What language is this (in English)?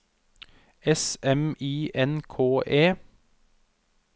Norwegian